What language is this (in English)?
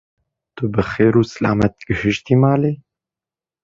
Kurdish